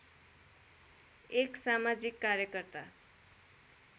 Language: Nepali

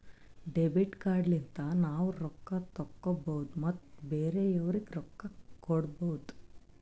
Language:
Kannada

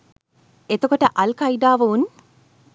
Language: Sinhala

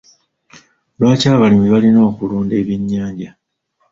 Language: Ganda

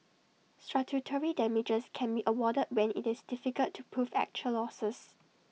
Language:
English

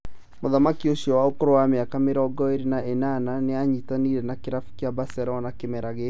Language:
Kikuyu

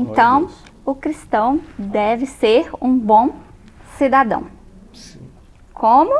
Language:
Portuguese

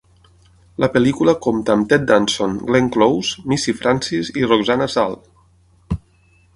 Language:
Catalan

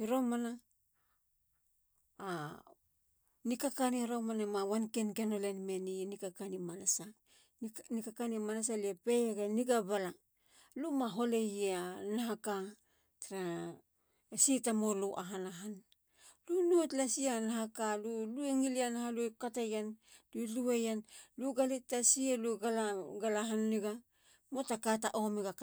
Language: Halia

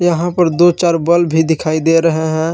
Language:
Hindi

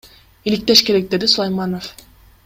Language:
Kyrgyz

